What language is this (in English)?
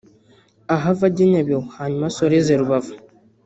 Kinyarwanda